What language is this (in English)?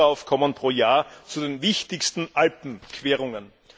German